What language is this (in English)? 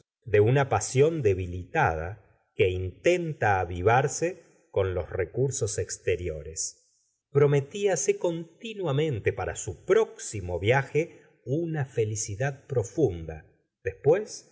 Spanish